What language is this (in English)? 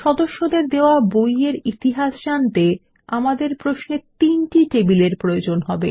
Bangla